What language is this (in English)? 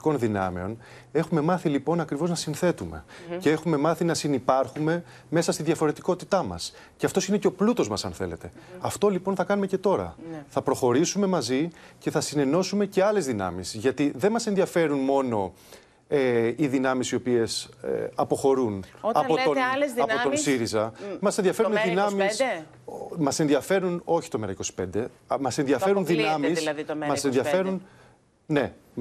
Greek